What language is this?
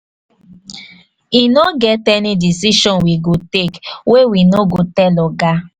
Nigerian Pidgin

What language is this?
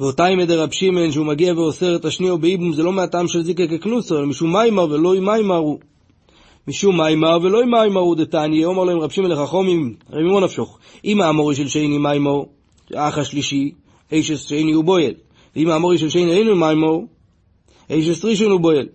Hebrew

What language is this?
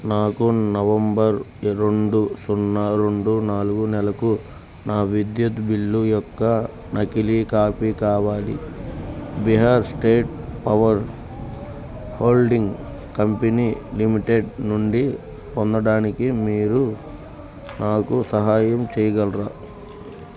Telugu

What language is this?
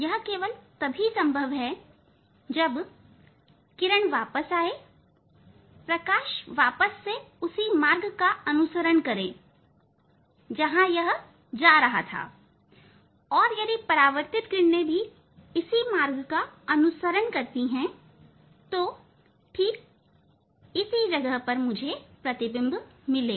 Hindi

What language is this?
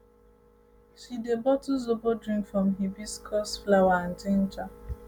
Nigerian Pidgin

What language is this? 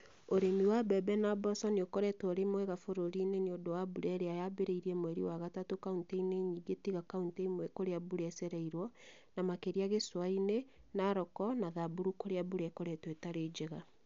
Kikuyu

